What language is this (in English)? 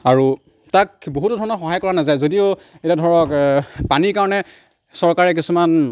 Assamese